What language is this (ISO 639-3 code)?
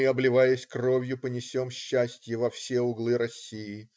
rus